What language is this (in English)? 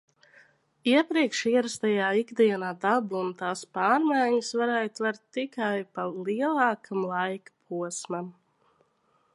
Latvian